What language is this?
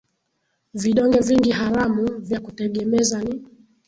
Swahili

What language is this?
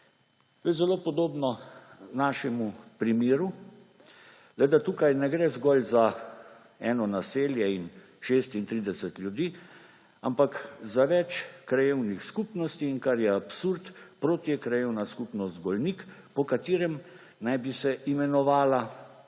Slovenian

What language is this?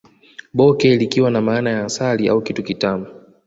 Swahili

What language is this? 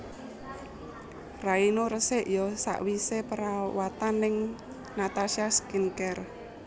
Javanese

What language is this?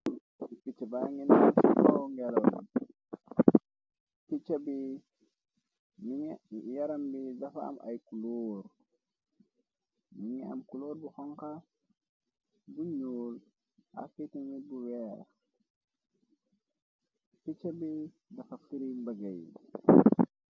Wolof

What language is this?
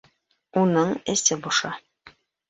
Bashkir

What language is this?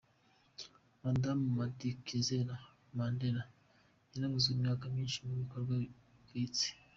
Kinyarwanda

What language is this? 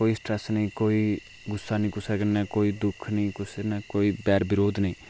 Dogri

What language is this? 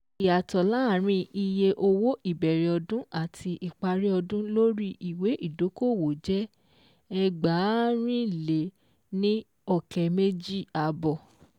Yoruba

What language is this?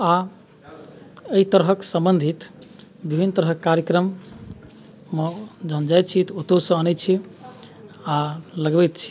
Maithili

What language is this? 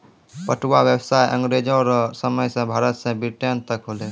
Maithili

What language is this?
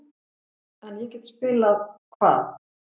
Icelandic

